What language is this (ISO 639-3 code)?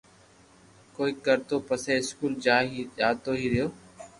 lrk